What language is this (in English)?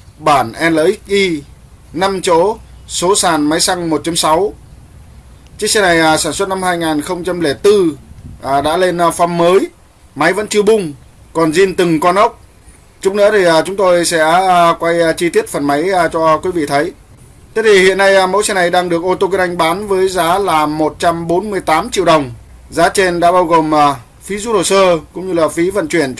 Vietnamese